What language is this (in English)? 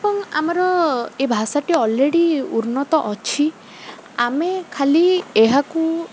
Odia